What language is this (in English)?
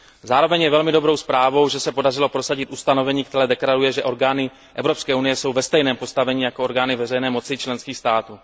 Czech